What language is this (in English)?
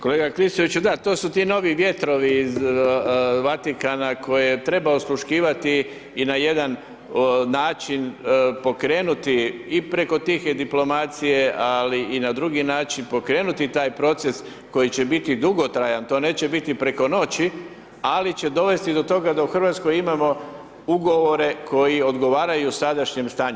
Croatian